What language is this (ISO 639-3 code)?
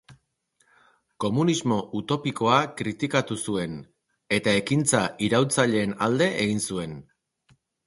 eus